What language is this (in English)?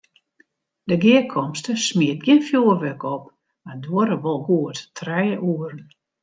Western Frisian